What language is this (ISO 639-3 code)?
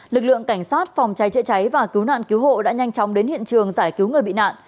vie